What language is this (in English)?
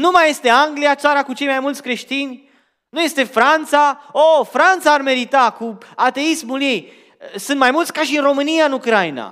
Romanian